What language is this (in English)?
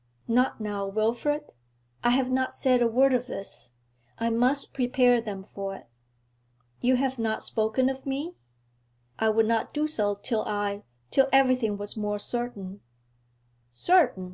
English